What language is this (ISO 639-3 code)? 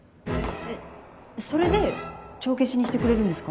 jpn